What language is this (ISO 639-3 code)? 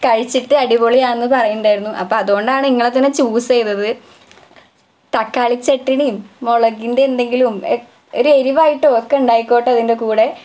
mal